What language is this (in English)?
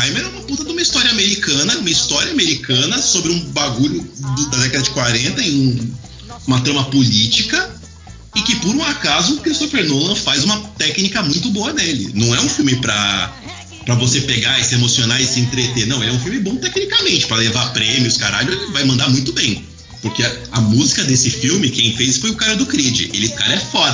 Portuguese